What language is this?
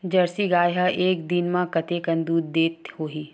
Chhattisgarhi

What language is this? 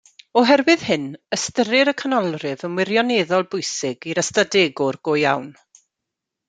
Welsh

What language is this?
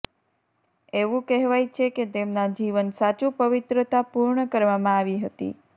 Gujarati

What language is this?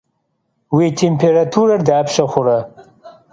Kabardian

